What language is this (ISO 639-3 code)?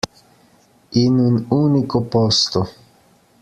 ita